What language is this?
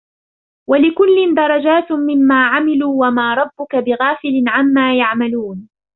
Arabic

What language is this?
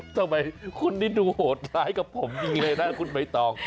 Thai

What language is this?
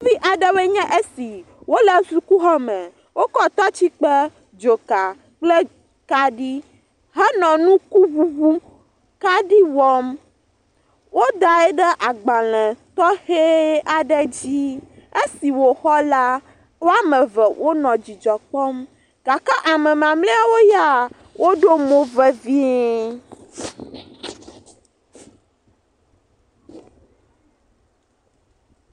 Ewe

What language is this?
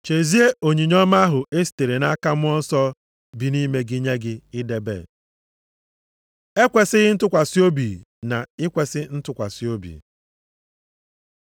Igbo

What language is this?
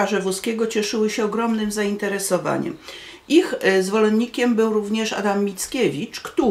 Polish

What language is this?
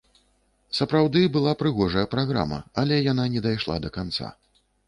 Belarusian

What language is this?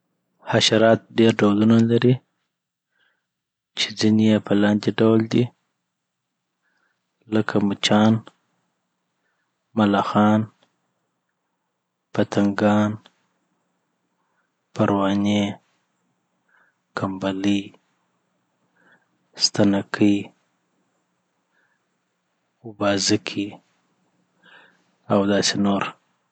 Southern Pashto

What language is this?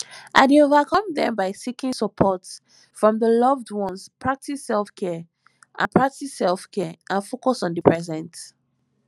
Nigerian Pidgin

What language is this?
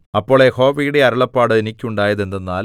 Malayalam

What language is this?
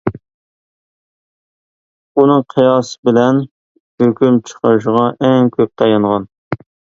Uyghur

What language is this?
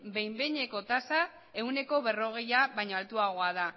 Basque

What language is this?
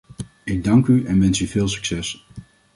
Dutch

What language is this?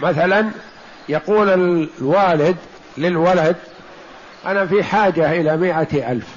Arabic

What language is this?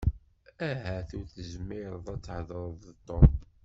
Kabyle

